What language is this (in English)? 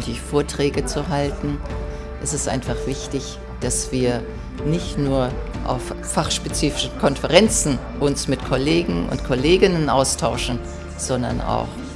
German